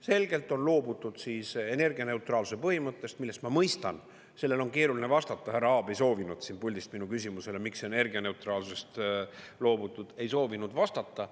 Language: Estonian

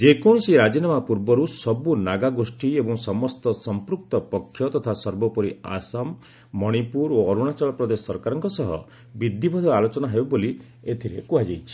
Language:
Odia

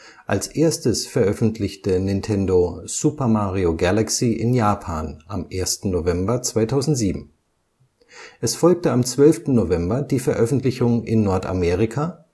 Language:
German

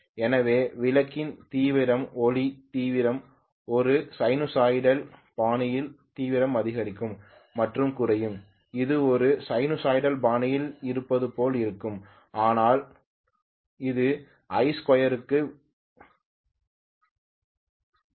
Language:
Tamil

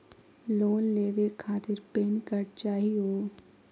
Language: Magahi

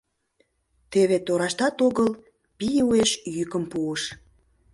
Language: Mari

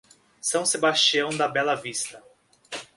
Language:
Portuguese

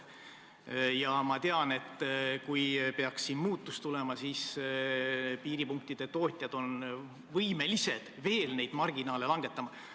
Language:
Estonian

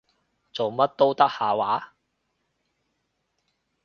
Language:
Cantonese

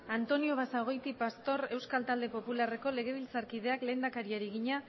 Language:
Basque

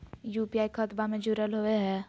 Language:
Magahi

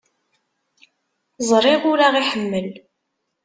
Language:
Kabyle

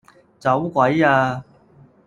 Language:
Cantonese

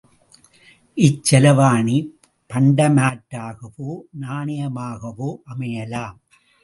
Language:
Tamil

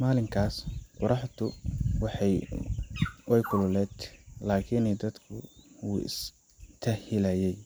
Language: Somali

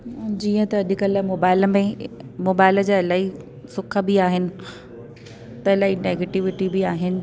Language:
Sindhi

